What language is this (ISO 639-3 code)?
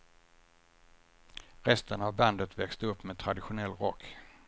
swe